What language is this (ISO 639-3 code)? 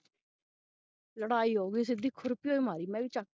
pan